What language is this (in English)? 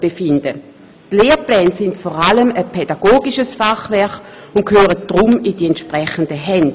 Swiss German